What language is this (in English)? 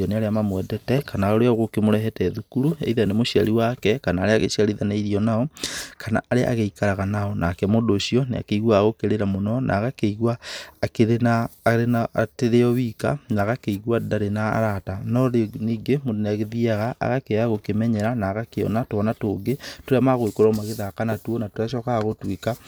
Kikuyu